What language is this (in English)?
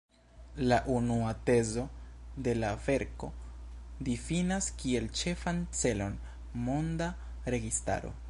Esperanto